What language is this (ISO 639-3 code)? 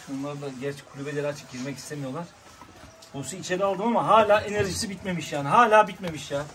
tur